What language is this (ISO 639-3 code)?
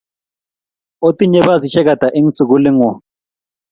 kln